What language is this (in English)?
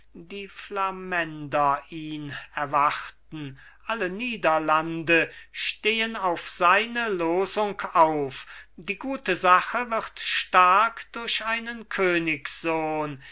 German